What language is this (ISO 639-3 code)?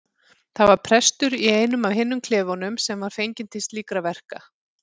isl